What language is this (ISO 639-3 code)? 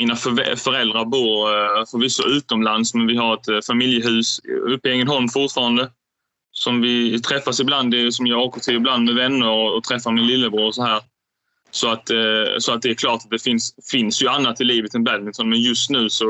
swe